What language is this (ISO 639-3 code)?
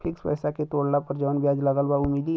bho